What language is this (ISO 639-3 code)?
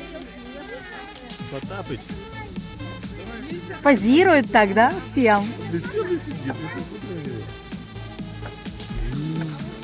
rus